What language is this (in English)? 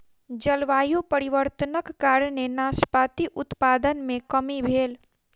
Maithili